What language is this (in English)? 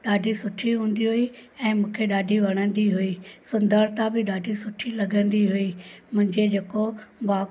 Sindhi